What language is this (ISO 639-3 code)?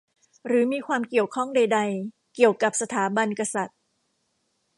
tha